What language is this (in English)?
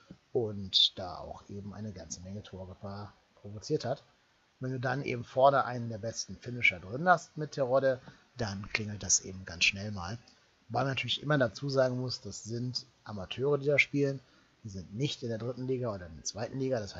German